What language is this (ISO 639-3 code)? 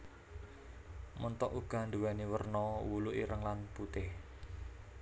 jav